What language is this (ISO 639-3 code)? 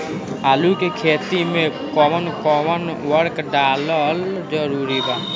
bho